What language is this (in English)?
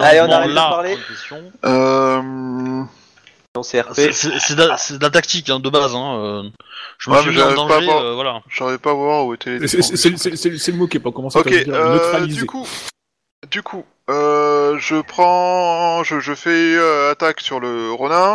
French